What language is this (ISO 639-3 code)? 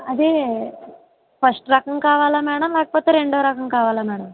tel